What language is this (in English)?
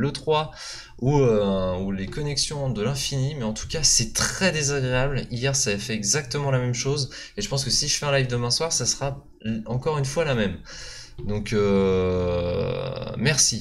French